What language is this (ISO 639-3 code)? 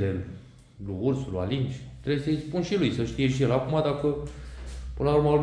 ron